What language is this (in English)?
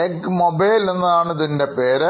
Malayalam